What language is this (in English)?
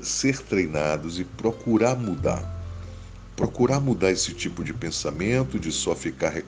Portuguese